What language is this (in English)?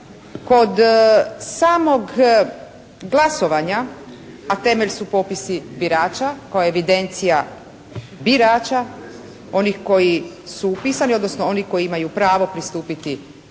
Croatian